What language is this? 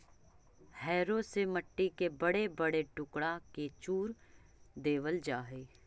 Magahi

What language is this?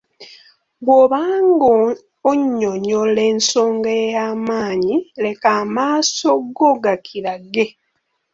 Ganda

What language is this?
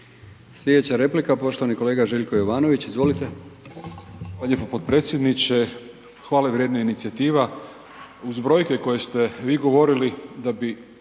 Croatian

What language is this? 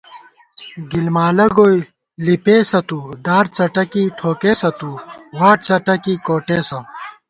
Gawar-Bati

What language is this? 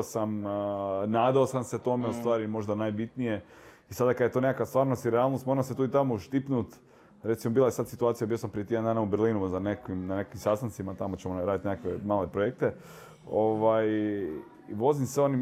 Croatian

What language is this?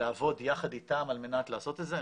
Hebrew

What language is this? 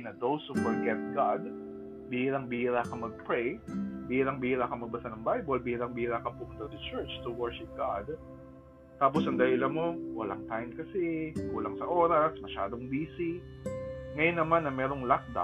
Filipino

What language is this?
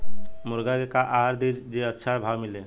Bhojpuri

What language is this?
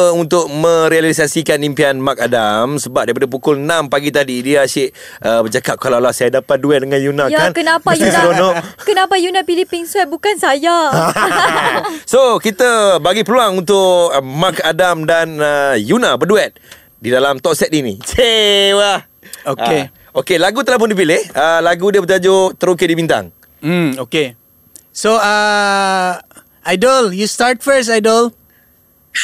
Malay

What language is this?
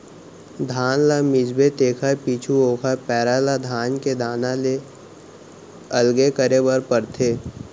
Chhattisgarhi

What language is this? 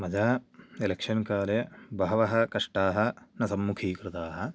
Sanskrit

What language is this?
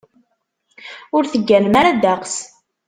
Kabyle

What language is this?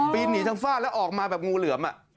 Thai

